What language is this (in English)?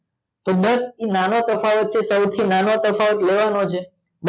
Gujarati